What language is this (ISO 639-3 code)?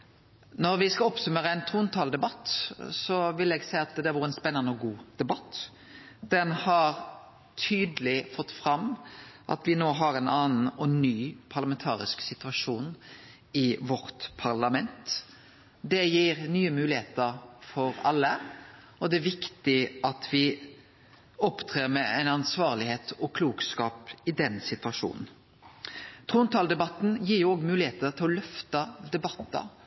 nno